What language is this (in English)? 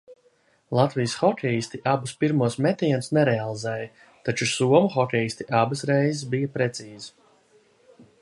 Latvian